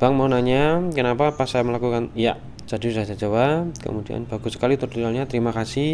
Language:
Indonesian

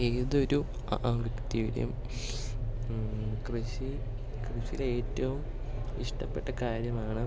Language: Malayalam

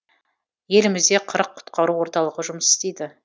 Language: Kazakh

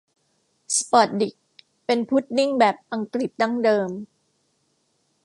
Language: Thai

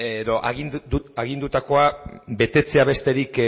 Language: Basque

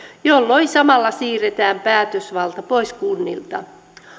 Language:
Finnish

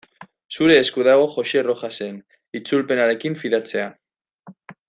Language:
Basque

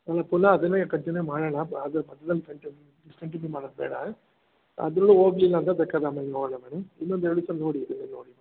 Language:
Kannada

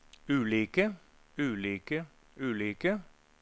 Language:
Norwegian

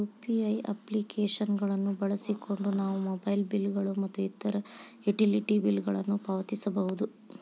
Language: Kannada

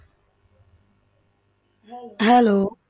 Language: Punjabi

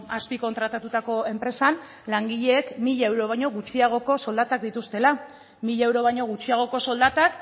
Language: Basque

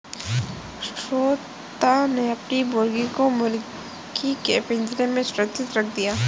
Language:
Hindi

